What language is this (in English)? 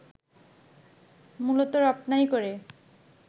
Bangla